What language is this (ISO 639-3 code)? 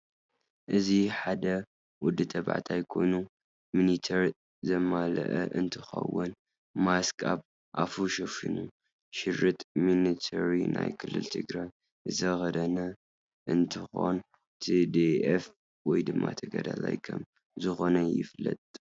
tir